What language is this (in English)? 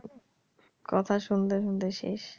Bangla